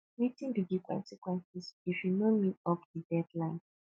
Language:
Nigerian Pidgin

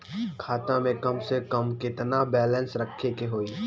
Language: Bhojpuri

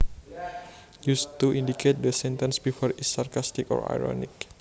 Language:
Javanese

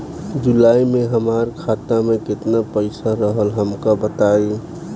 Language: Bhojpuri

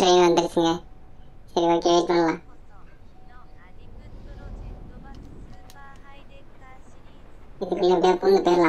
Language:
Thai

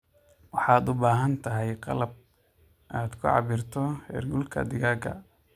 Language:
Somali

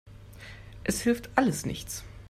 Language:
German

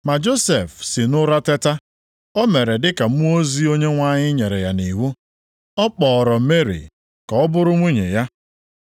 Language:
Igbo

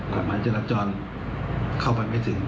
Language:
Thai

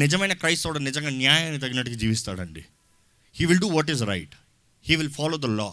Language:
Telugu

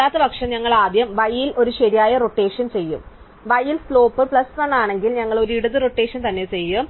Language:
Malayalam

